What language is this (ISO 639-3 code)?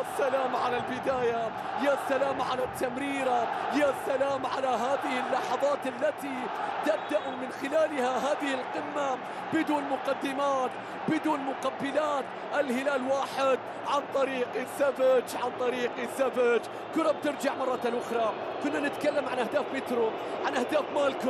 ara